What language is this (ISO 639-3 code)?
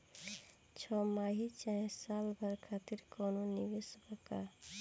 bho